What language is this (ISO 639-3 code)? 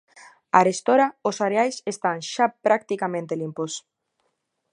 glg